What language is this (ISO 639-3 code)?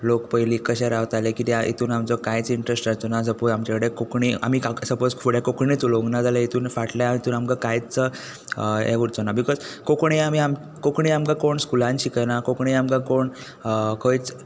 kok